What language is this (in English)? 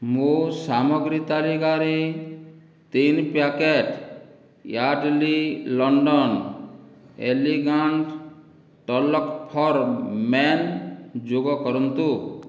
Odia